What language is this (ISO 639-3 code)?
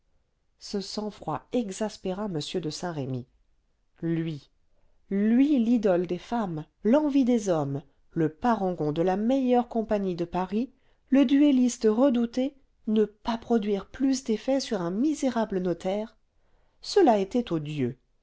fra